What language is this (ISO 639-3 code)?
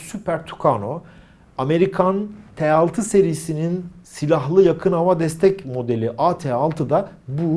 tur